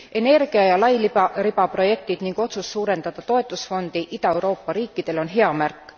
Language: Estonian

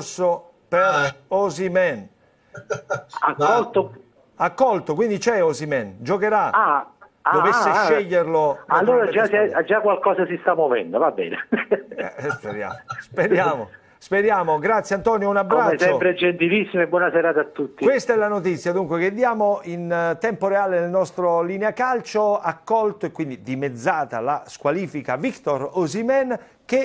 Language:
Italian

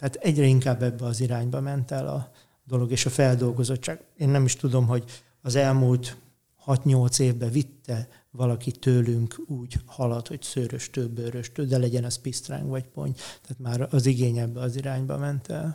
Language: Hungarian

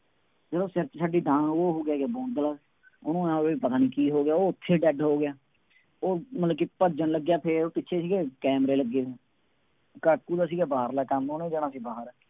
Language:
Punjabi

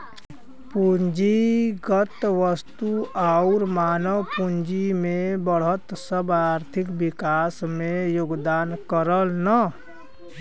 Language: Bhojpuri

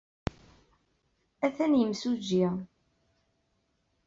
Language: Kabyle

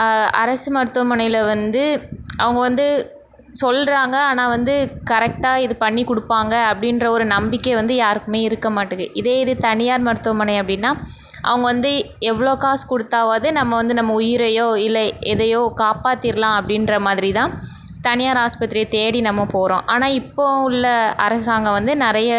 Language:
Tamil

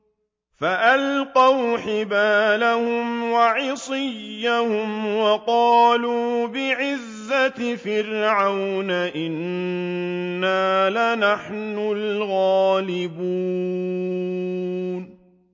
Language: Arabic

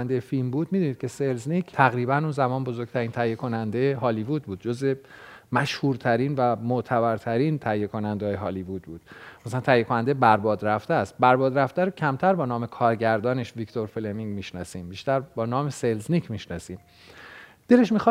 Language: Persian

